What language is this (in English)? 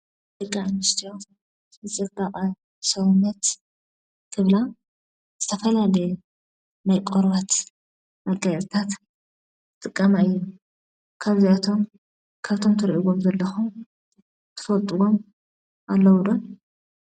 Tigrinya